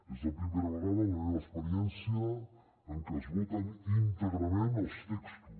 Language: Catalan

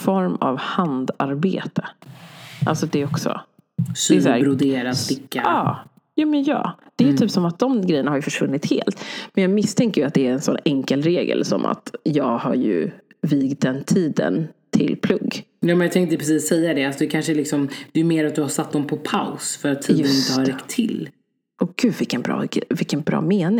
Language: Swedish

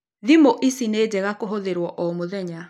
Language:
Kikuyu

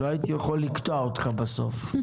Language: Hebrew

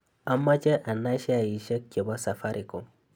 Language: Kalenjin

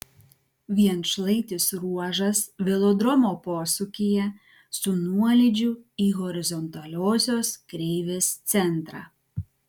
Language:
Lithuanian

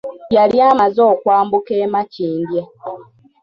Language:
Ganda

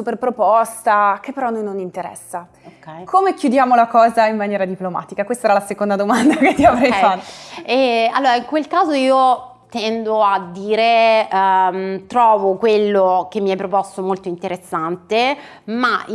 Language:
Italian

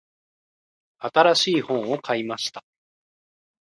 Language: Japanese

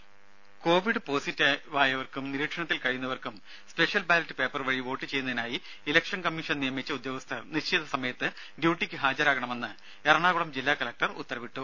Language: Malayalam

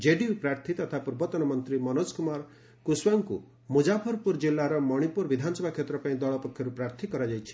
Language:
Odia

